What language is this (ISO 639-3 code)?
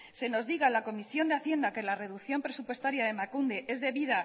spa